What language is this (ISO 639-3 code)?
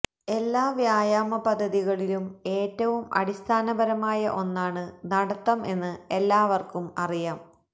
mal